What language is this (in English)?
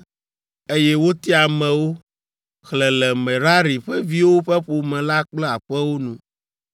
Ewe